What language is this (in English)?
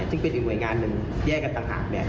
Thai